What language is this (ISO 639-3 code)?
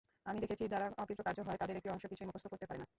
ben